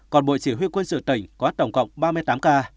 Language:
Vietnamese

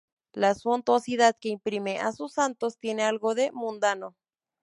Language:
Spanish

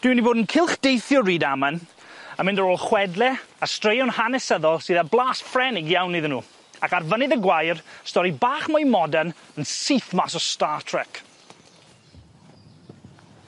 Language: Welsh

